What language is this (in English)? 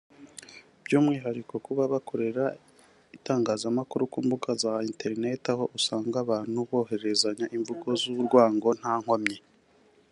Kinyarwanda